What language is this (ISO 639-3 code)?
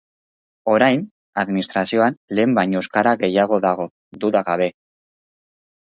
eus